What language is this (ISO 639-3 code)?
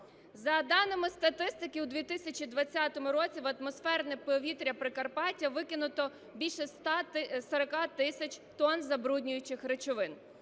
ukr